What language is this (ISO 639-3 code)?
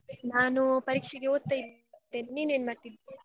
kan